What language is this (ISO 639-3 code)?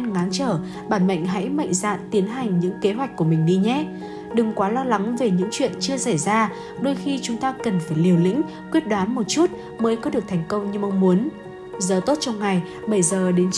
vie